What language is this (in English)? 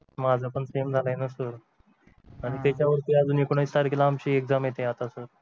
Marathi